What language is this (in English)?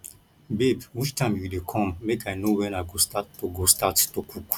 Nigerian Pidgin